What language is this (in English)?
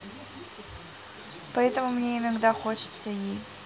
Russian